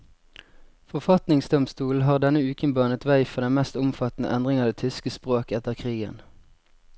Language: Norwegian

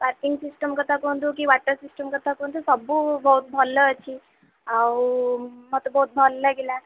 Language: Odia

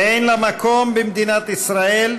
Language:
Hebrew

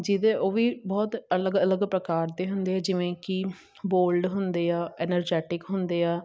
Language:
Punjabi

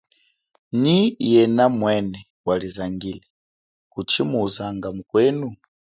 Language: Chokwe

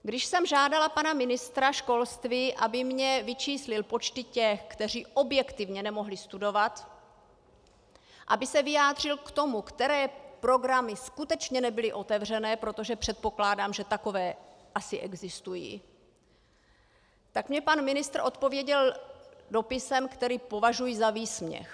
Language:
Czech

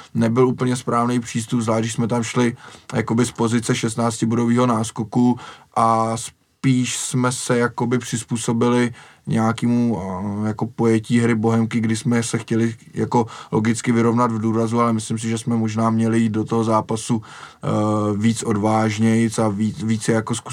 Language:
Czech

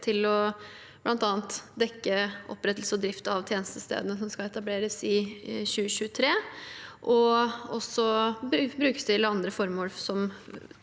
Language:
Norwegian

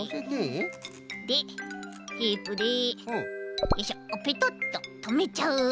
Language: Japanese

